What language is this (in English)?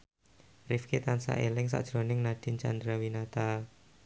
Javanese